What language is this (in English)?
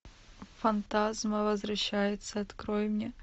Russian